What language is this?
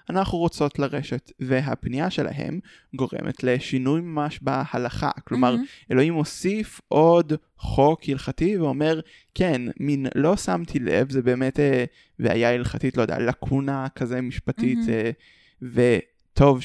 Hebrew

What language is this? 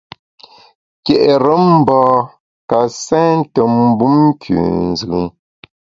Bamun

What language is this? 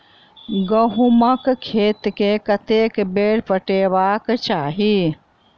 Maithili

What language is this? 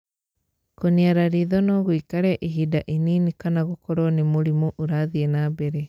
Kikuyu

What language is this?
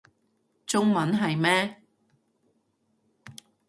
Cantonese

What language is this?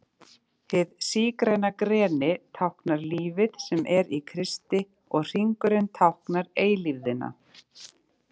Icelandic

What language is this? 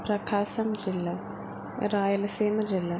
Telugu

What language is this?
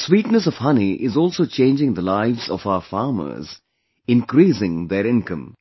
English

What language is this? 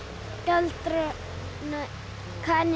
Icelandic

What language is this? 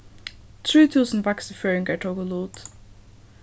Faroese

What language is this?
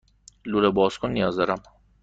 Persian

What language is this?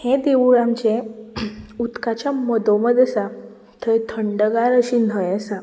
Konkani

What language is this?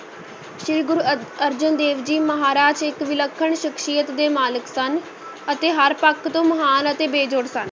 Punjabi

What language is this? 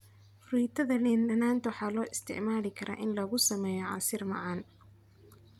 Somali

